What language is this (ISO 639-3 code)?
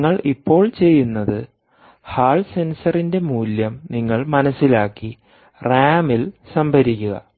mal